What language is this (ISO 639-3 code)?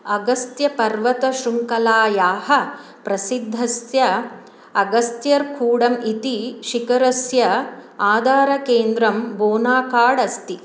san